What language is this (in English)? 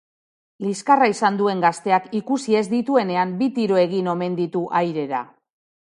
Basque